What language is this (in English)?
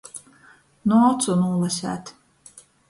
Latgalian